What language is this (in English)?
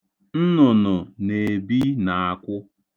Igbo